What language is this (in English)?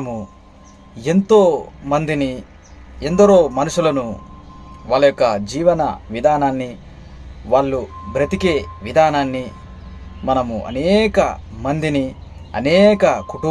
Telugu